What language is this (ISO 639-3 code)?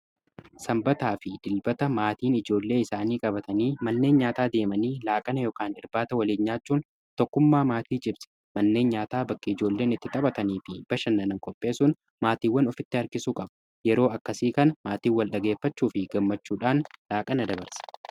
orm